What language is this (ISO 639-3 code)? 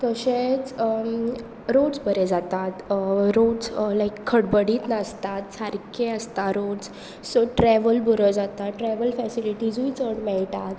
kok